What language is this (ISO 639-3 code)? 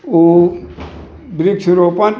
mai